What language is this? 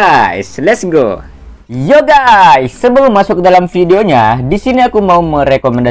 Indonesian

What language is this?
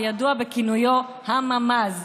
Hebrew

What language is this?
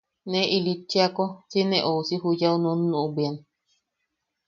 Yaqui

